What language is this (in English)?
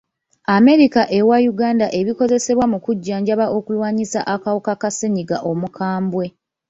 Ganda